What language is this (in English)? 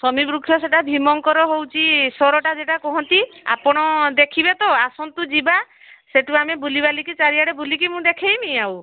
Odia